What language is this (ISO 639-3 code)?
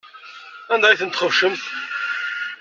kab